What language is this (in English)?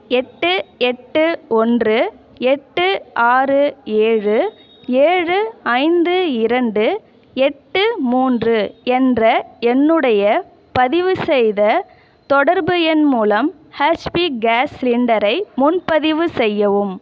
Tamil